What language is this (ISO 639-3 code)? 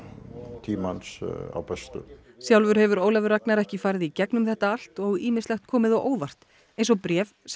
isl